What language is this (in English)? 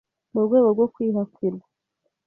Kinyarwanda